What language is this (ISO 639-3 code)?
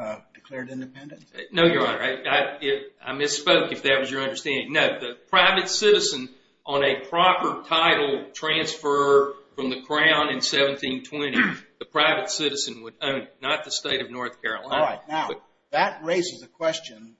eng